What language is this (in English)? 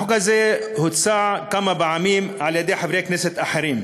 Hebrew